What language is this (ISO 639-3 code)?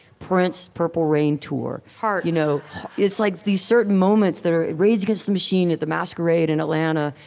eng